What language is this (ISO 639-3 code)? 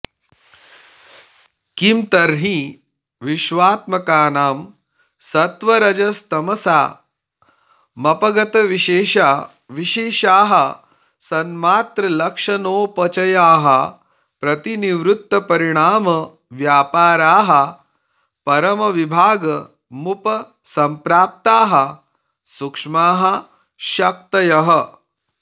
san